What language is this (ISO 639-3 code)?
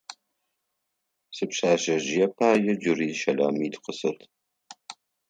ady